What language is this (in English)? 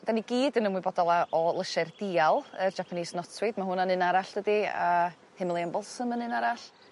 Welsh